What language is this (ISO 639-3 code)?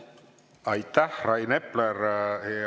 est